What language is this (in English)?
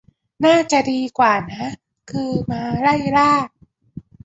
Thai